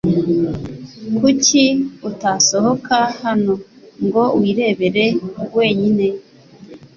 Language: Kinyarwanda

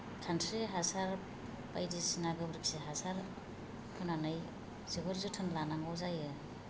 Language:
Bodo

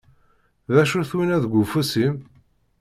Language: Kabyle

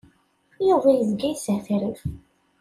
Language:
Kabyle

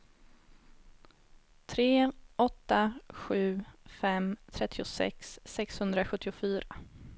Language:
Swedish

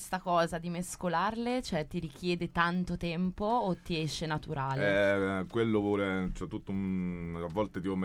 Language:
Italian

